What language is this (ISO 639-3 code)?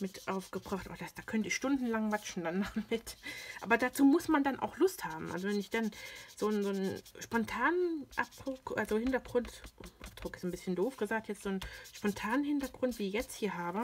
deu